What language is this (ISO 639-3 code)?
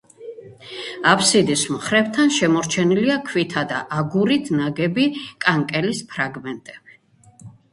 kat